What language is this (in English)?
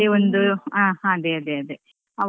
Kannada